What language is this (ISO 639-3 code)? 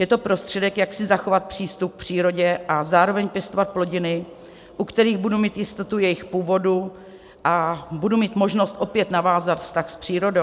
ces